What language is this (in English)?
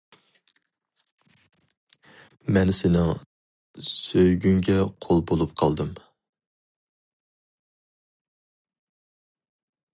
Uyghur